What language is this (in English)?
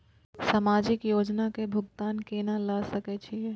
Maithili